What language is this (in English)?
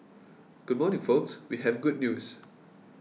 English